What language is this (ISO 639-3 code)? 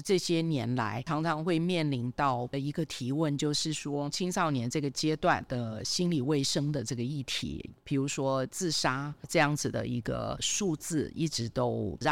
zho